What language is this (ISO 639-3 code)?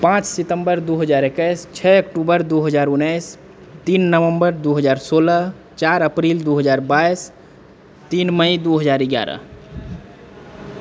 mai